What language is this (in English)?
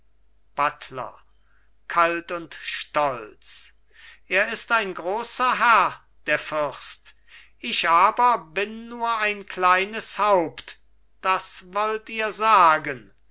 German